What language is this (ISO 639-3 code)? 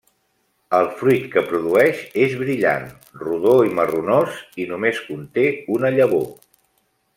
cat